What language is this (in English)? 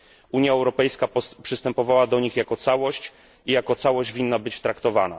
Polish